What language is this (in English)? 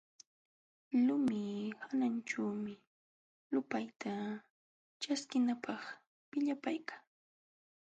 Jauja Wanca Quechua